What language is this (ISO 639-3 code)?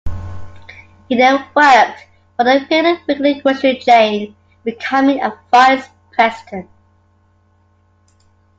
eng